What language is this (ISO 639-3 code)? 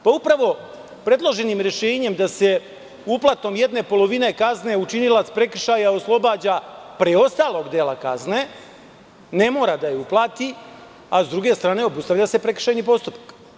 srp